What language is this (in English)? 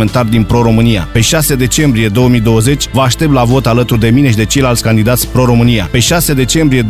Romanian